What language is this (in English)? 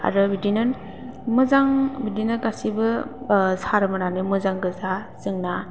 Bodo